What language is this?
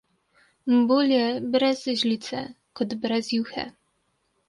Slovenian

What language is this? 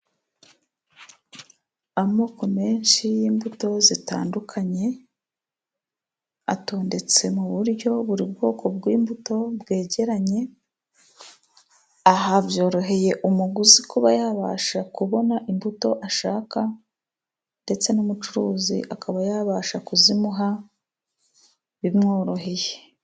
Kinyarwanda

